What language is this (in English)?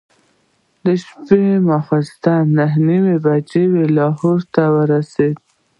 Pashto